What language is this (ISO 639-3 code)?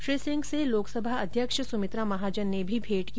hin